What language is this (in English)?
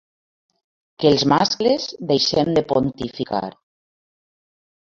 Catalan